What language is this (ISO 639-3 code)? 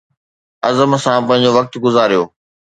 snd